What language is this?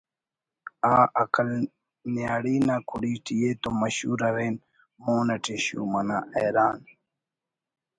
Brahui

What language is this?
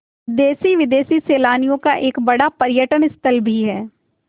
Hindi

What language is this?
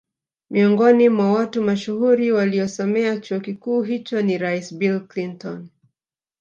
Swahili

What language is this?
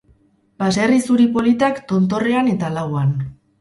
Basque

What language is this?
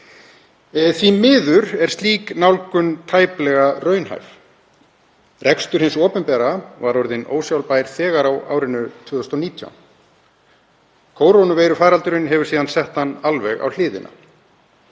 Icelandic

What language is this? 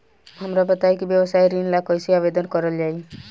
Bhojpuri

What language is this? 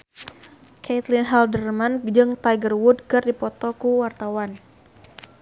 Sundanese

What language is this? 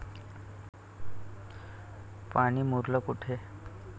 Marathi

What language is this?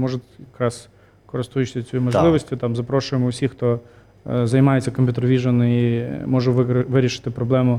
Ukrainian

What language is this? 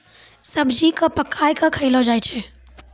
Maithili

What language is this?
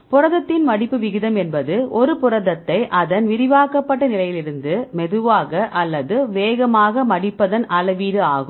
Tamil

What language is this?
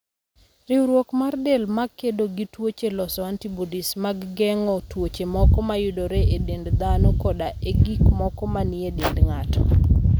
Luo (Kenya and Tanzania)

